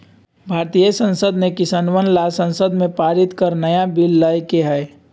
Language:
Magahi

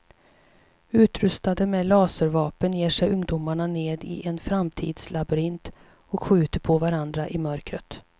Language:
Swedish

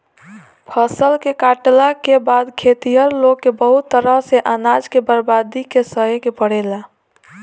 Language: Bhojpuri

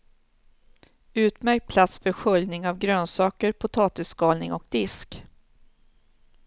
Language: Swedish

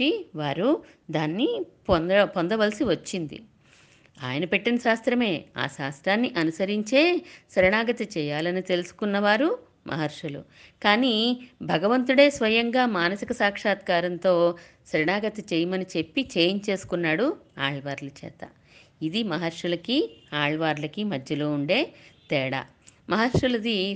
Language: Telugu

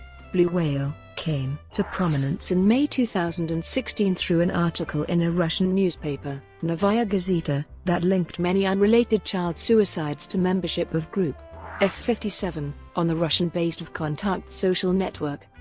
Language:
English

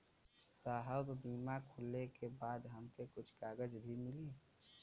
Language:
Bhojpuri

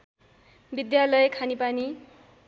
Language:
Nepali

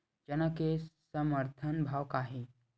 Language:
Chhattisgarhi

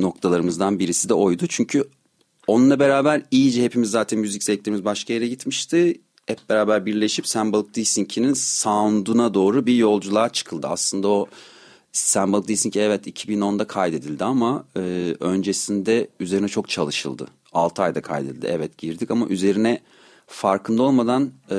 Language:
Turkish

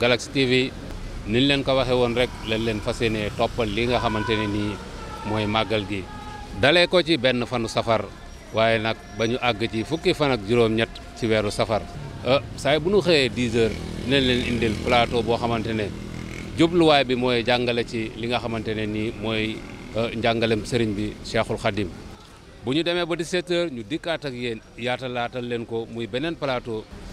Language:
Indonesian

